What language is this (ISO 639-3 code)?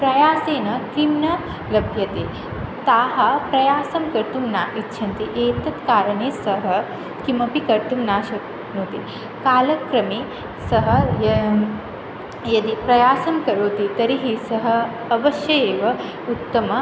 san